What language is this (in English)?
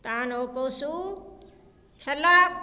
Maithili